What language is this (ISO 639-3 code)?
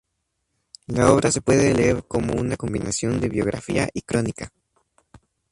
spa